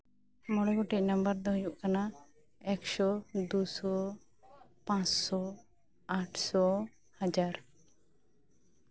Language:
Santali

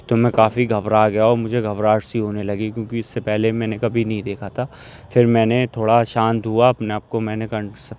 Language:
Urdu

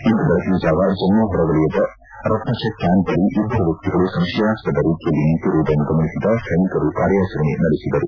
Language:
Kannada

